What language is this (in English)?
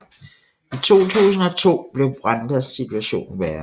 Danish